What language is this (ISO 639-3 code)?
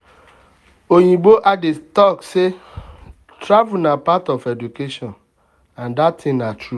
pcm